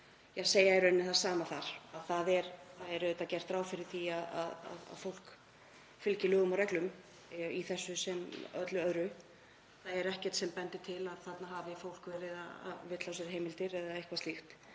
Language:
Icelandic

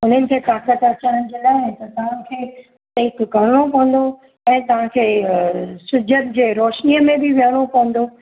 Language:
Sindhi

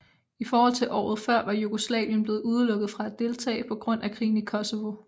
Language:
Danish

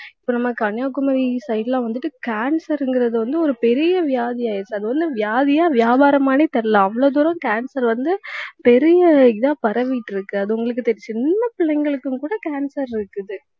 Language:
Tamil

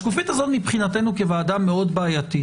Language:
Hebrew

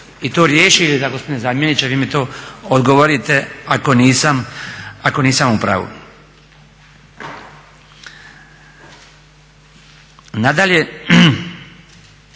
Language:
Croatian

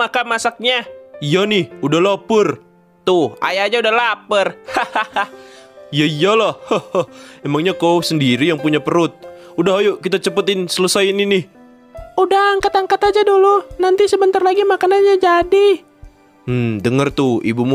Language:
Indonesian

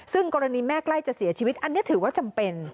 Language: Thai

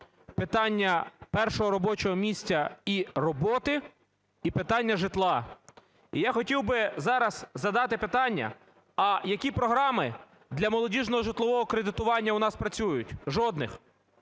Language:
Ukrainian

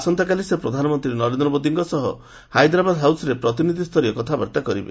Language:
Odia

